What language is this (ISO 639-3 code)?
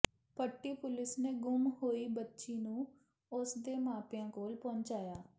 pan